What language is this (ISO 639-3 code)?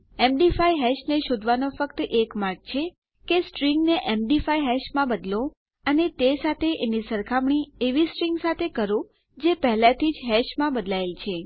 guj